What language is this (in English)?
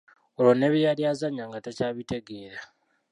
Ganda